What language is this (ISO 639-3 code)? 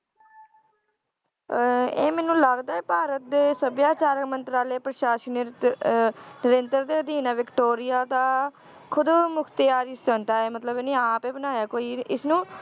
pan